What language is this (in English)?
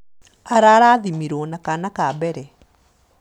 Kikuyu